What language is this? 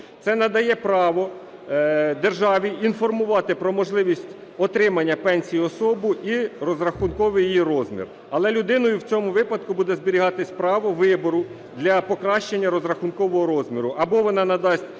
Ukrainian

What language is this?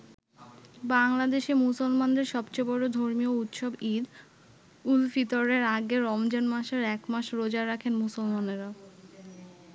Bangla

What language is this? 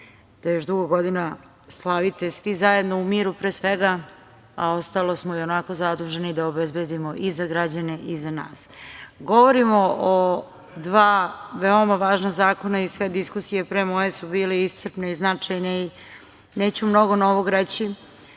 Serbian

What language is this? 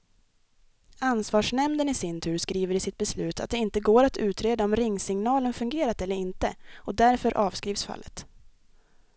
Swedish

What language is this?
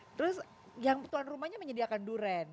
Indonesian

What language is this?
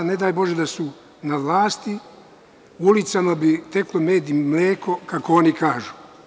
Serbian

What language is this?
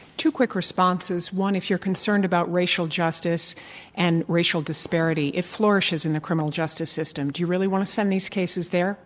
English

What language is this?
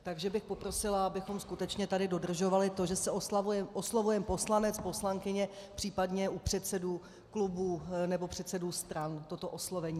Czech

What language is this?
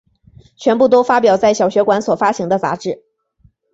Chinese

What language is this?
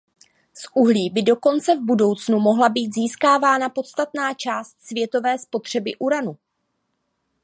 Czech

